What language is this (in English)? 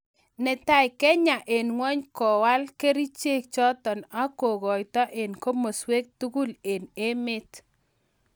Kalenjin